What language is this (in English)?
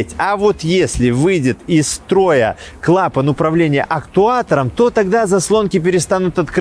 Russian